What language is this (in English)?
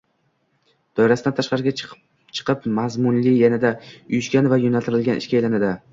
Uzbek